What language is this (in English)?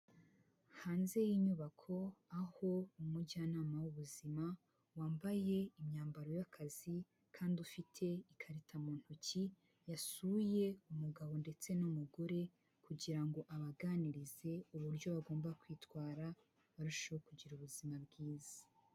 Kinyarwanda